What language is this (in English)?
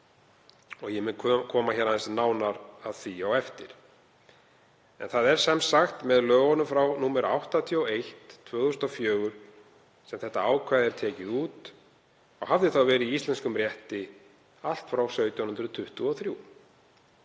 Icelandic